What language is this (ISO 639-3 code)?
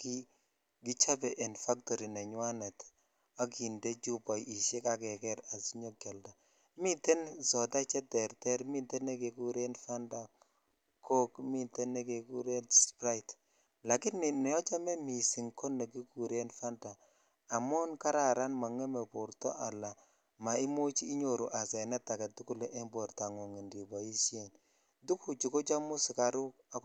kln